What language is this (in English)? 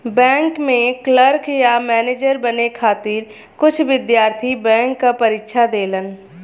Bhojpuri